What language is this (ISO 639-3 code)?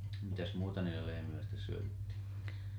fin